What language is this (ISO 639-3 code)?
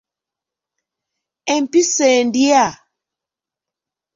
lug